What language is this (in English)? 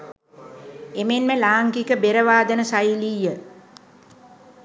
Sinhala